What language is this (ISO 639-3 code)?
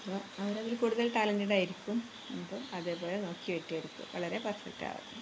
mal